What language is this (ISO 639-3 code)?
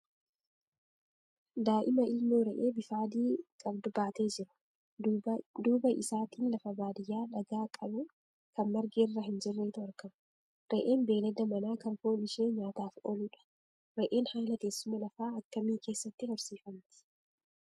orm